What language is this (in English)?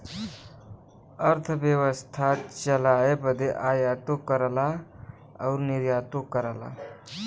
Bhojpuri